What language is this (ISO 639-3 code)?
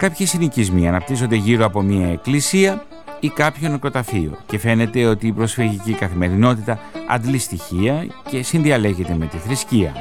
ell